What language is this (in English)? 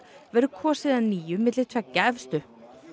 Icelandic